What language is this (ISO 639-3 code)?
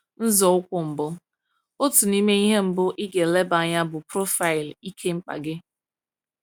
ibo